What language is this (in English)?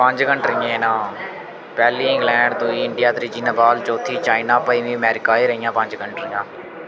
Dogri